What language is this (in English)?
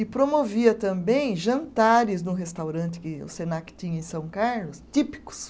Portuguese